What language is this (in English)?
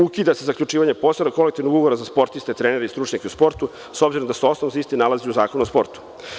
Serbian